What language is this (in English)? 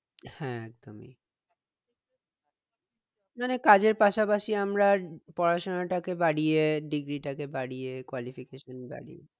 Bangla